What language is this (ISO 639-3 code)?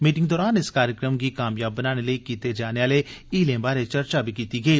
doi